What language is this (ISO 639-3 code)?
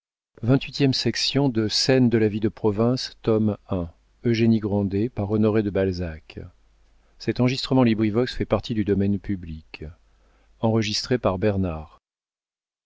fra